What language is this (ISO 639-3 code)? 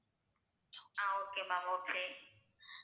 tam